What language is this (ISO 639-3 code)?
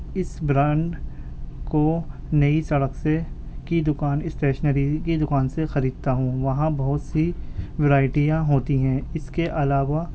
urd